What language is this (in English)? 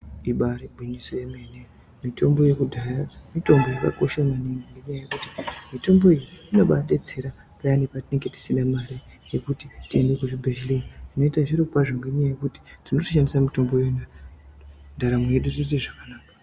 Ndau